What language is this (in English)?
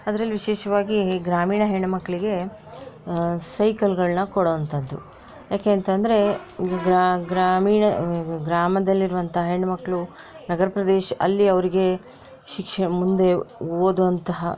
Kannada